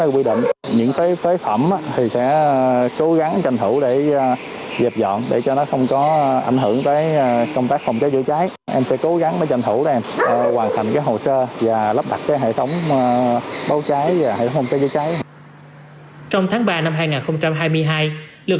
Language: Vietnamese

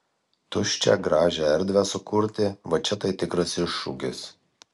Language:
Lithuanian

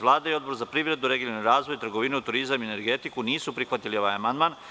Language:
Serbian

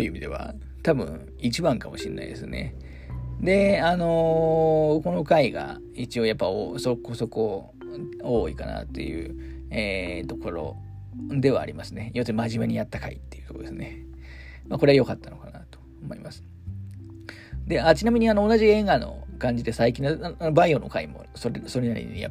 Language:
Japanese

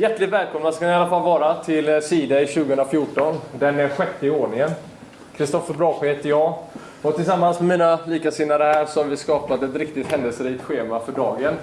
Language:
Swedish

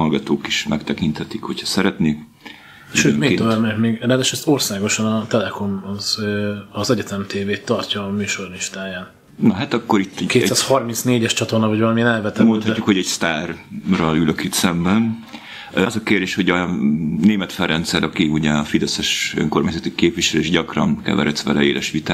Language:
Hungarian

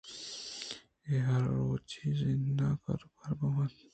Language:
Eastern Balochi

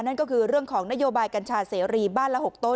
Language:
Thai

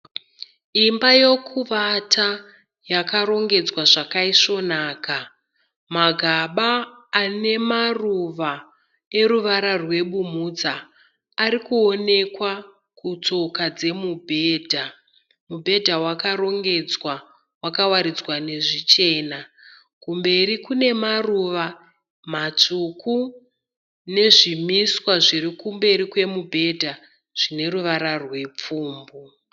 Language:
Shona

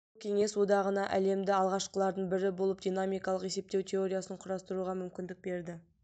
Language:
Kazakh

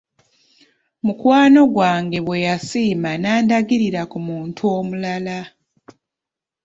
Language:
Ganda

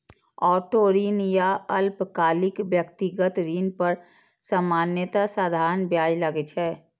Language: Maithili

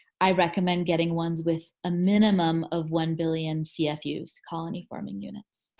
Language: English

